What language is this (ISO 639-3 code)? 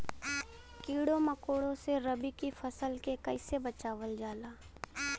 bho